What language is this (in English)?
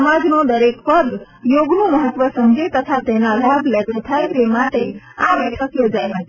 Gujarati